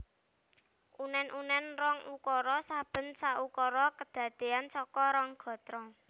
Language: Javanese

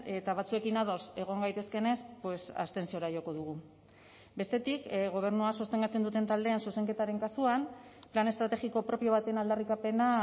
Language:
Basque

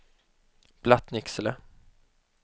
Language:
Swedish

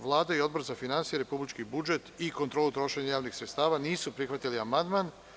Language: Serbian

